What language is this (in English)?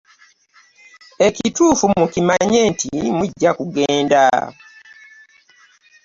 Ganda